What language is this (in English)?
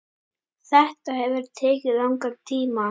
Icelandic